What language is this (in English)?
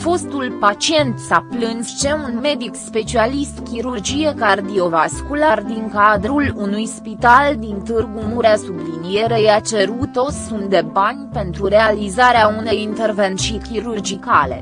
Romanian